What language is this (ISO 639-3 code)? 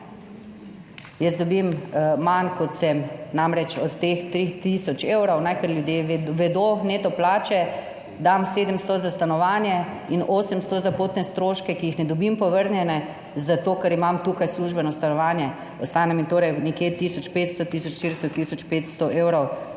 slv